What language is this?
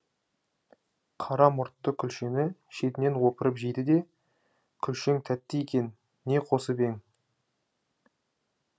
Kazakh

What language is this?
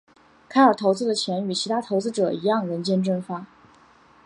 Chinese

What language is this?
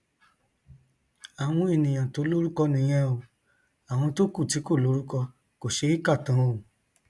Yoruba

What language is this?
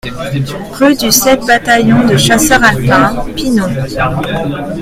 French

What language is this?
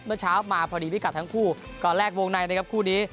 Thai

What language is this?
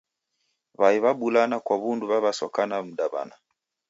Taita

